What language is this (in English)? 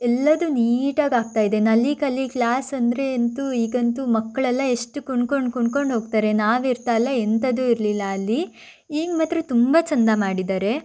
Kannada